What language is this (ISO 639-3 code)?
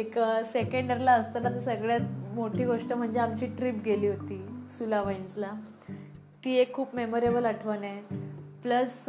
mar